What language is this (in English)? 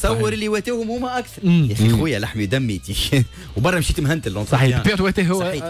Arabic